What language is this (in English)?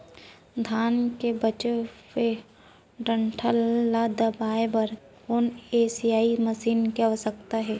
Chhattisgarhi